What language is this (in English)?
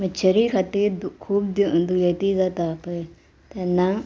Konkani